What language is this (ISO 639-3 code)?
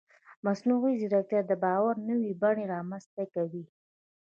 pus